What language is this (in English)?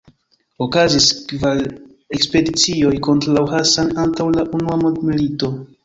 Esperanto